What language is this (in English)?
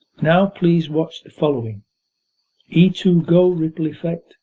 English